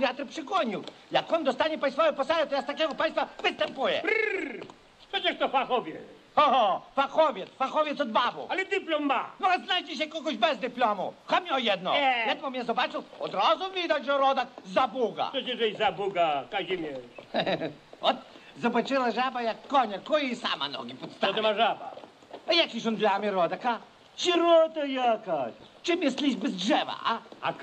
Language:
Polish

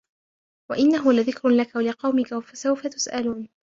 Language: Arabic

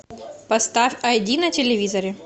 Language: Russian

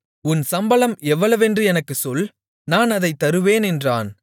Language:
Tamil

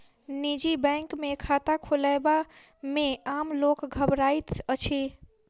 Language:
Maithili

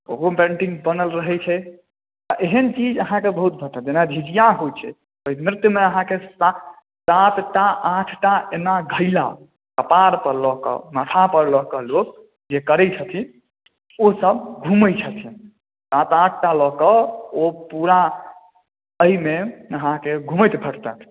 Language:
Maithili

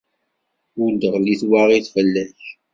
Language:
Kabyle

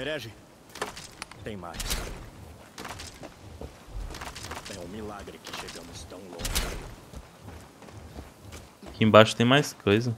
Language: Portuguese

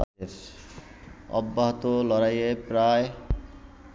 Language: Bangla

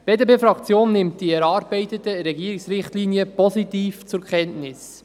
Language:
Swiss German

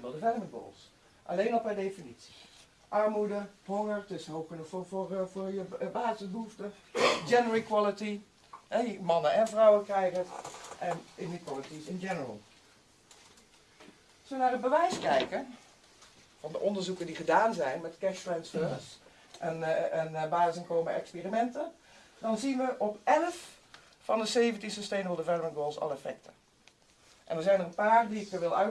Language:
Dutch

